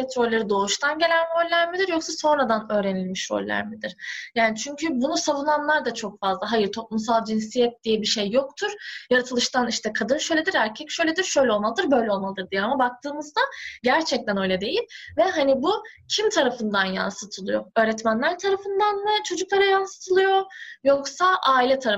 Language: Turkish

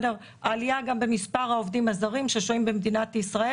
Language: Hebrew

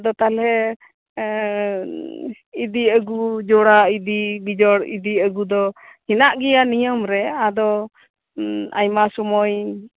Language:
Santali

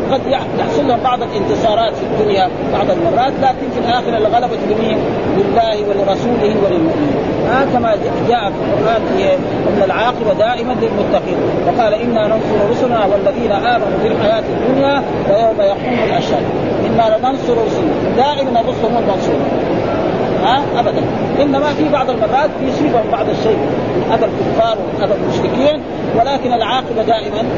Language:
Arabic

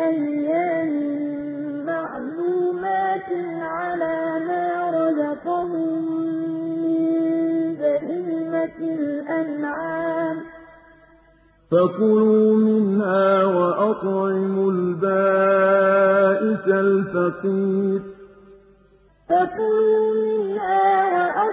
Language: Arabic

